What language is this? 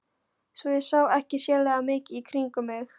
Icelandic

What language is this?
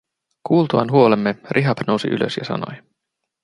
Finnish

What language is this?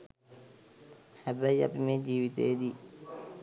Sinhala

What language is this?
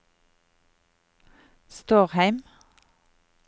Norwegian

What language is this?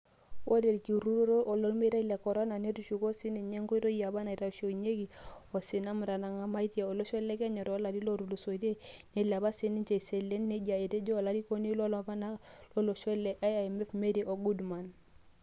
Masai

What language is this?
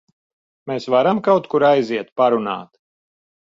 Latvian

